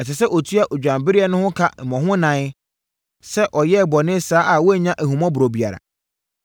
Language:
Akan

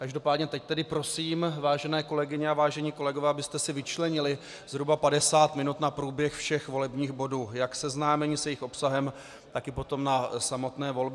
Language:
Czech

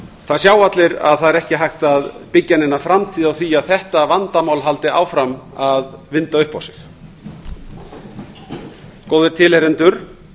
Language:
Icelandic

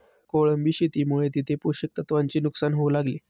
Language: Marathi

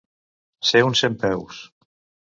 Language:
Catalan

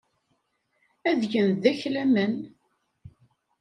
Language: Kabyle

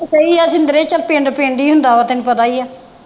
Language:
Punjabi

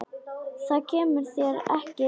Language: Icelandic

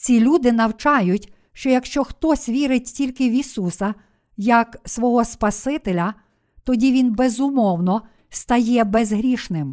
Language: Ukrainian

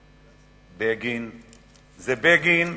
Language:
Hebrew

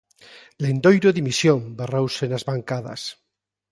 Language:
Galician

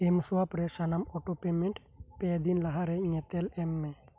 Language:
Santali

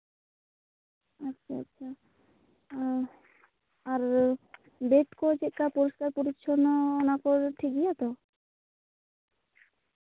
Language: Santali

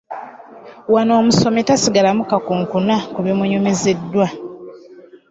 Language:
Ganda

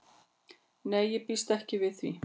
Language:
Icelandic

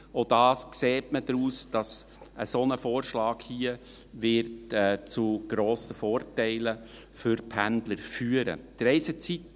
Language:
Swiss German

